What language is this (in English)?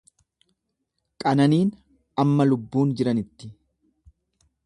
Oromo